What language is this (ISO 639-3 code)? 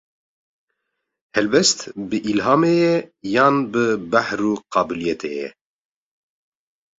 kur